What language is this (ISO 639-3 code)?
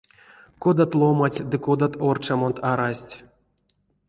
myv